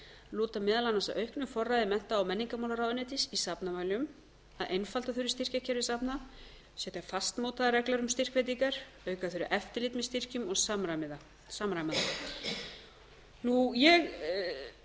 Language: Icelandic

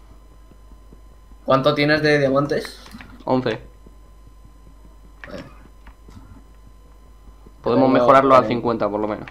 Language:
Spanish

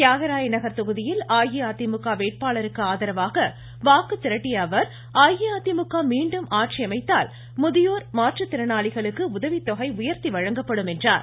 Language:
Tamil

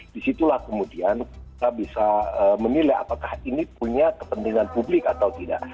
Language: Indonesian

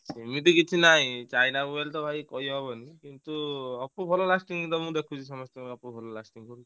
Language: Odia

